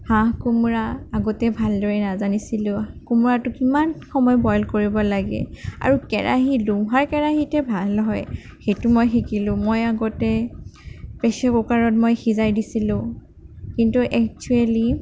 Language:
Assamese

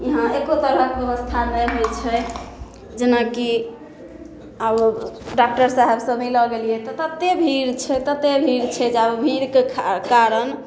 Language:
Maithili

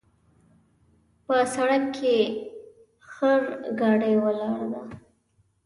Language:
Pashto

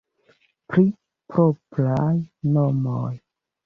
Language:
Esperanto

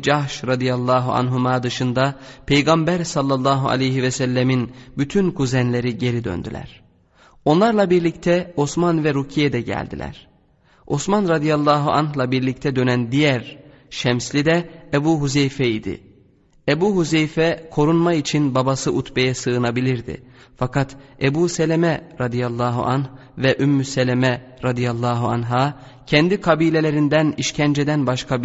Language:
Turkish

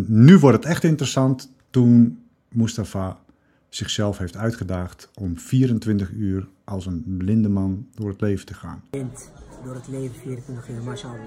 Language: Dutch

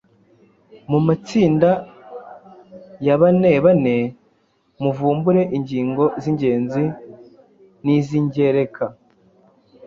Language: Kinyarwanda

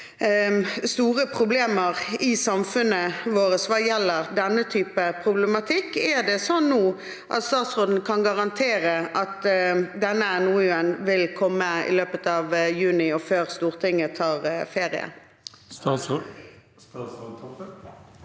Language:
Norwegian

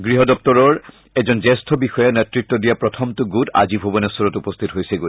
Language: Assamese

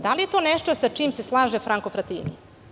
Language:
Serbian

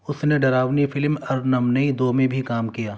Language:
Urdu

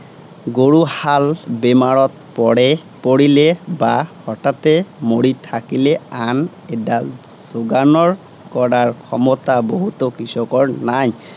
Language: Assamese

